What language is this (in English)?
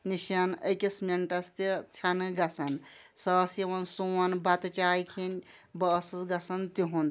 Kashmiri